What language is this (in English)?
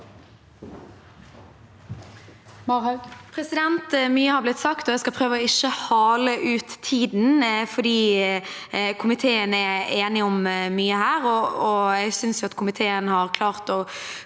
Norwegian